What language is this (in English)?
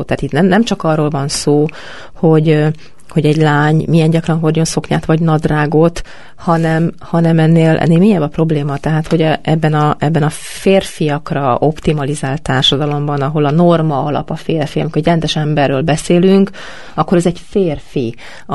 Hungarian